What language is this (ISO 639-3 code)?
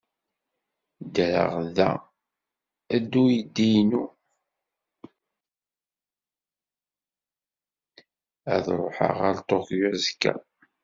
kab